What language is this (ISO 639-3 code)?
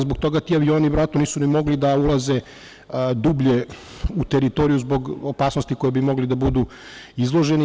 srp